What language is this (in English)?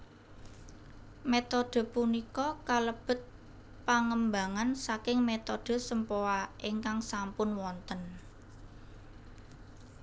Javanese